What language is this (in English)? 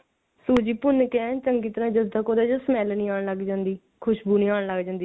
Punjabi